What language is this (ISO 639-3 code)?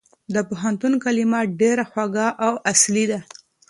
pus